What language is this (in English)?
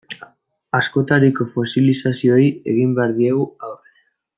Basque